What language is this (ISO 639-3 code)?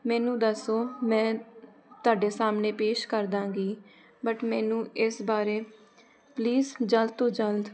pan